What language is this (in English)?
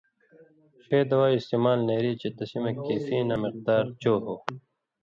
Indus Kohistani